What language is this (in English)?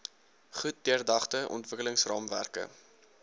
Afrikaans